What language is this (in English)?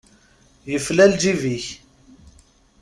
Kabyle